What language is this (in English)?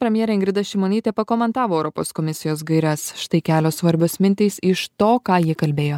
Lithuanian